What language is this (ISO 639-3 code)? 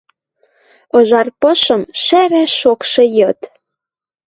mrj